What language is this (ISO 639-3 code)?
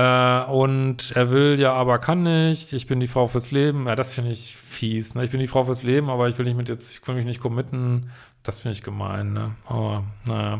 deu